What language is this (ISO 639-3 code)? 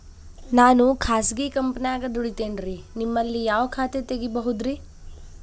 kan